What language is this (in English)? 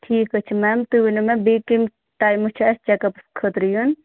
Kashmiri